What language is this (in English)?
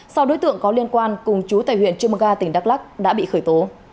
Vietnamese